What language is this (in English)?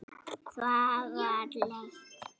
Icelandic